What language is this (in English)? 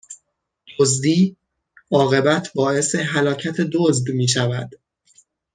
Persian